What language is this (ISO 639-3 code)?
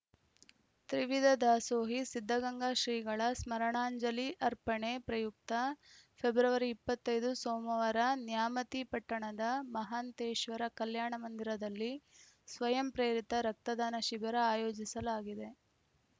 kan